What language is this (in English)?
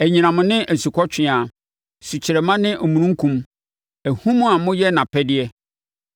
Akan